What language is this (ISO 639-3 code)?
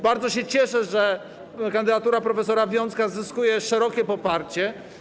pol